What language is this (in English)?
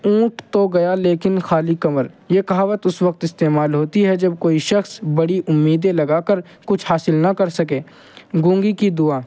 Urdu